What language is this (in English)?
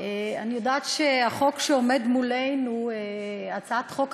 Hebrew